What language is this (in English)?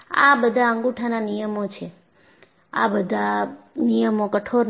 Gujarati